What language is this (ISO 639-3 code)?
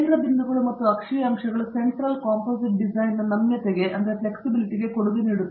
kan